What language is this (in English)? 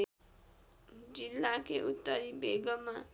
Nepali